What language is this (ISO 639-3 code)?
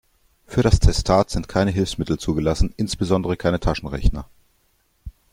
deu